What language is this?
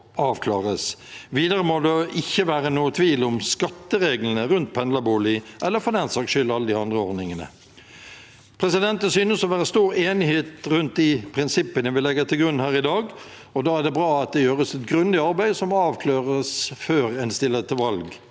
Norwegian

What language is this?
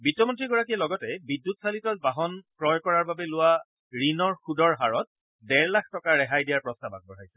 Assamese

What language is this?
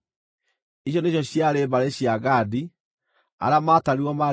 Kikuyu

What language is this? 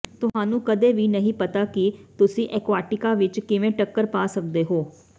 Punjabi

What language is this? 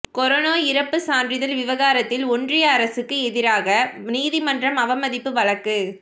Tamil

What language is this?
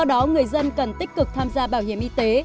Vietnamese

